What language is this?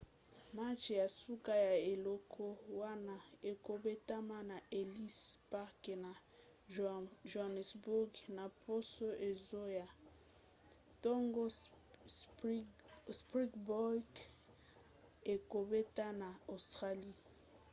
Lingala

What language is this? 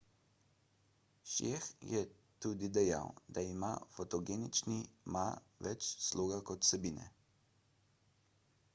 Slovenian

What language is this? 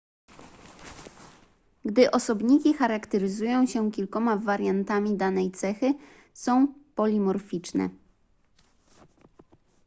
Polish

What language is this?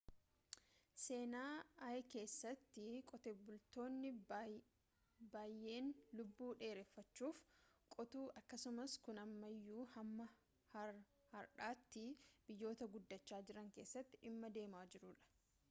Oromo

